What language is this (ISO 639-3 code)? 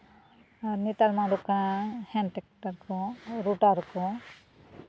sat